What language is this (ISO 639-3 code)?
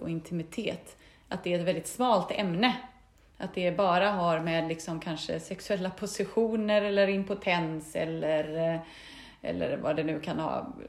swe